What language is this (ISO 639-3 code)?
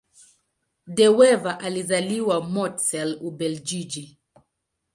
swa